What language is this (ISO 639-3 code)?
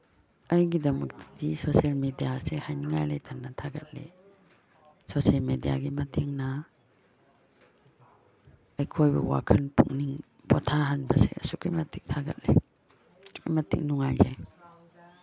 mni